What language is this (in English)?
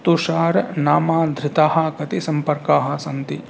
Sanskrit